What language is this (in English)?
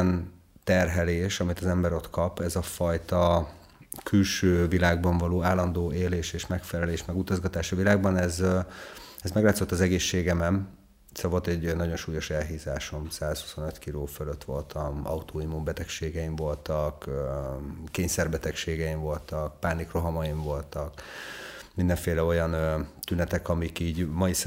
Hungarian